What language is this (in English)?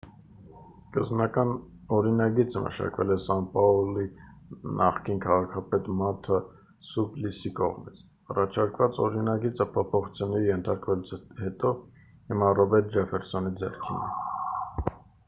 Armenian